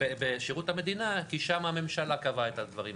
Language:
Hebrew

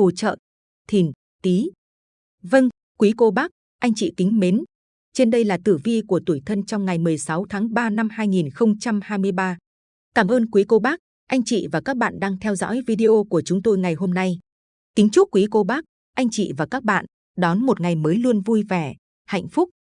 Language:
Vietnamese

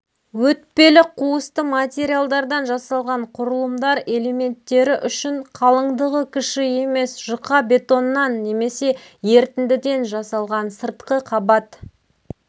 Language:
Kazakh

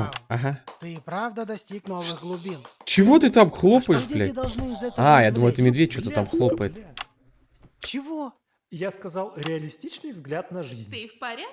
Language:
Russian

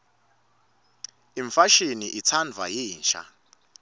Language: Swati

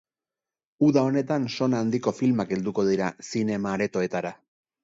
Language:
Basque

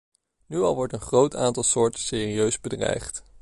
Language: Dutch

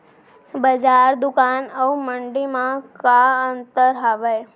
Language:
Chhattisgarhi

